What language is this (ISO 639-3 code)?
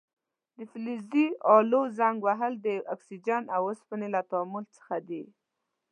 pus